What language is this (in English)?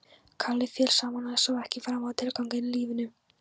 Icelandic